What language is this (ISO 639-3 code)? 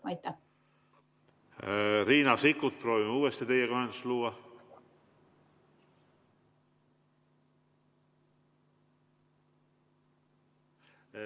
est